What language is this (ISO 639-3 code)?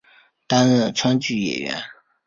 zho